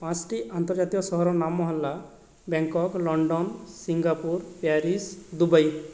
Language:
Odia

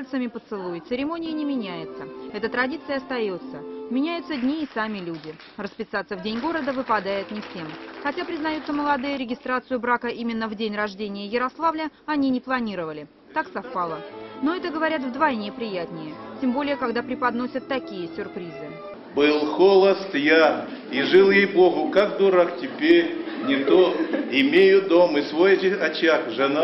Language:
Russian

